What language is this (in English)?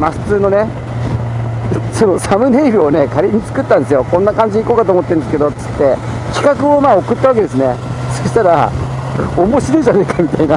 Japanese